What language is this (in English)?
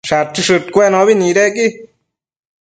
Matsés